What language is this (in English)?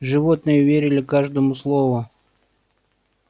Russian